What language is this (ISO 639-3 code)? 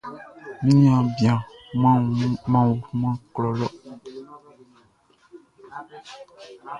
bci